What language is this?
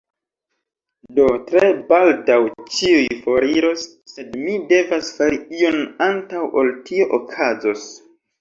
Esperanto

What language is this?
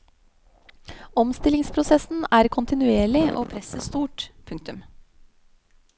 Norwegian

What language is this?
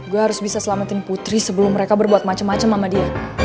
Indonesian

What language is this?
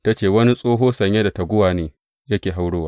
Hausa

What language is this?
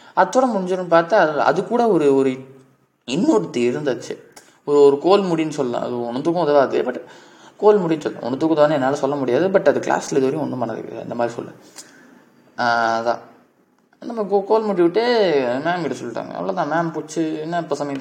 Tamil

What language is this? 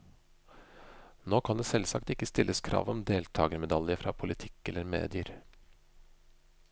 Norwegian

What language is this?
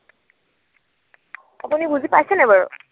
Assamese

